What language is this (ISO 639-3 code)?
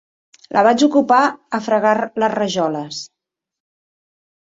cat